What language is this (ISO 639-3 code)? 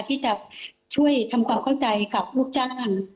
tha